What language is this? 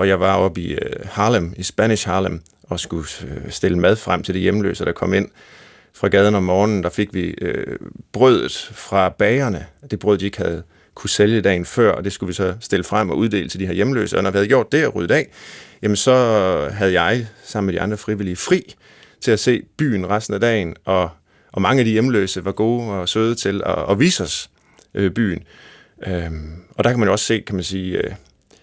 Danish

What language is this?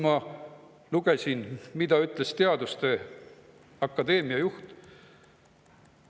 Estonian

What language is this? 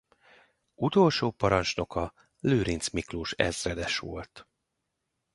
Hungarian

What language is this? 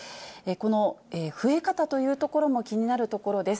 Japanese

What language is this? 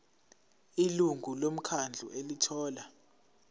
Zulu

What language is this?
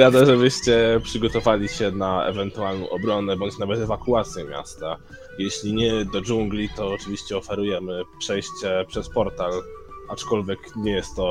Polish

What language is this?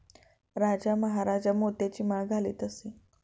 Marathi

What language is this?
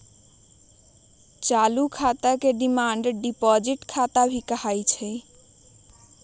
Magahi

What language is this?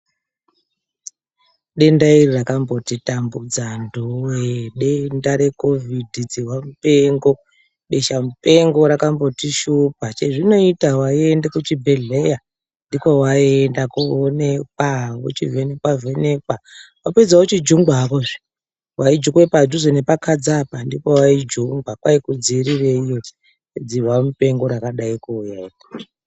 Ndau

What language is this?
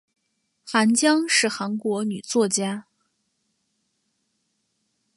Chinese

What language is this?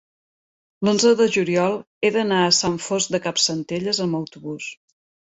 Catalan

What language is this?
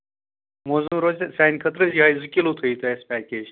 Kashmiri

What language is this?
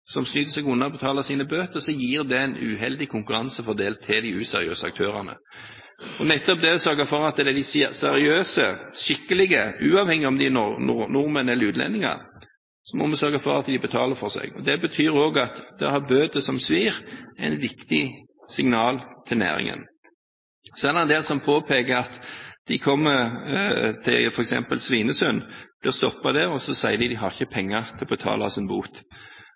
Norwegian Bokmål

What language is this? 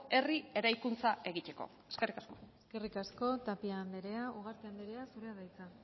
Basque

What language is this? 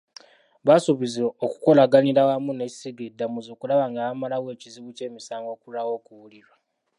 Ganda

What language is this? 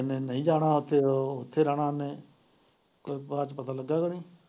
Punjabi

